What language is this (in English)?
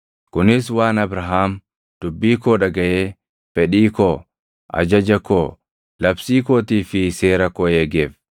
Oromo